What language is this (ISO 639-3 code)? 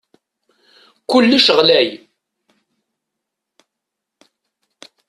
kab